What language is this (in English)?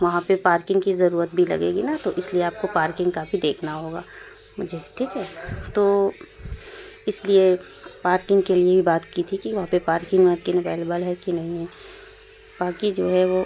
Urdu